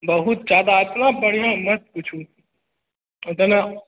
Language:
Maithili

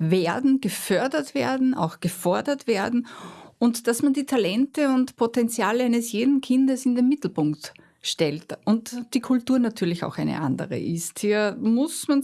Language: German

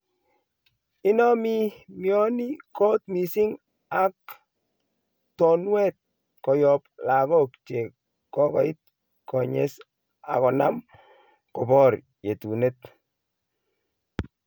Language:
Kalenjin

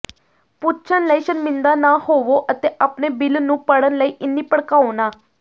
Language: Punjabi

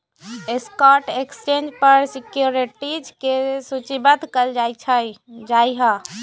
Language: Magahi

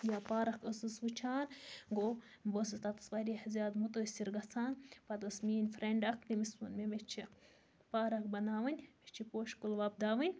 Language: Kashmiri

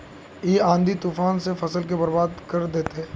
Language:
Magahi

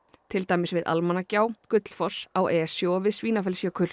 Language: Icelandic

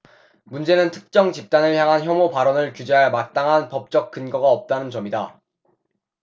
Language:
Korean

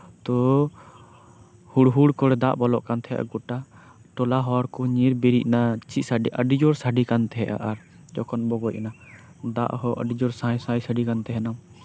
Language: Santali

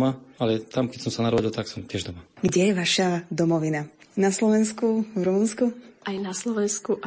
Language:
Slovak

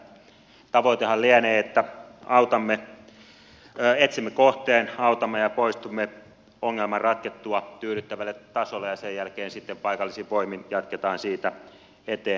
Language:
Finnish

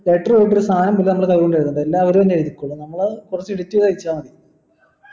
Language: Malayalam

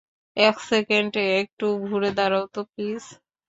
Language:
Bangla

